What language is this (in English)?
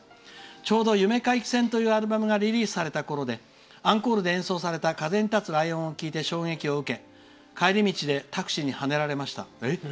Japanese